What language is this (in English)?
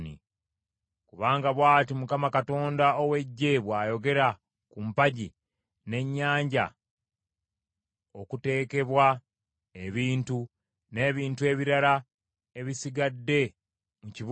Ganda